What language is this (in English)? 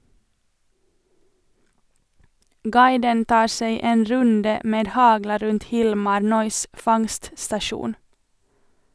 Norwegian